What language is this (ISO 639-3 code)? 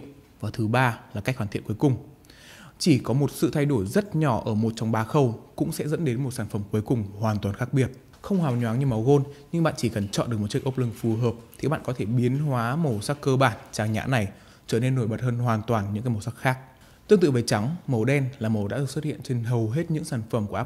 vie